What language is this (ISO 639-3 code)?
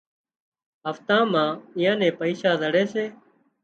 kxp